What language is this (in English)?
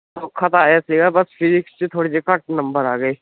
Punjabi